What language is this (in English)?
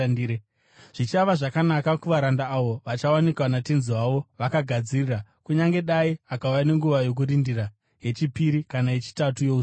Shona